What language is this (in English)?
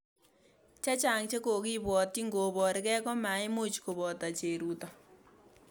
Kalenjin